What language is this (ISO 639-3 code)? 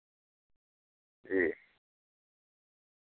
urd